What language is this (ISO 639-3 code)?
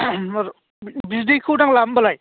brx